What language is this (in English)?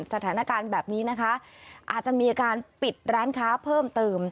Thai